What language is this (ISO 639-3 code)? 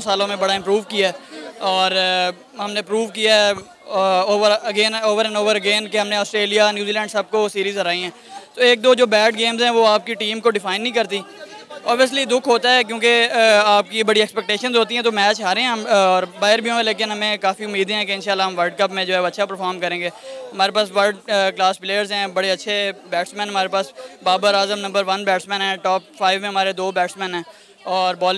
hin